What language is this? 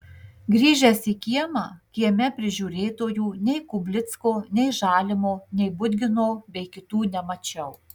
Lithuanian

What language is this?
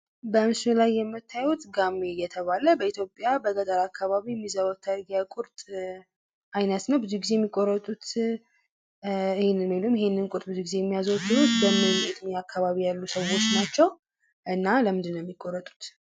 Amharic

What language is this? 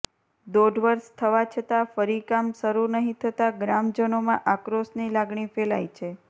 Gujarati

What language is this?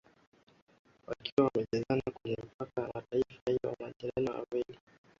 Swahili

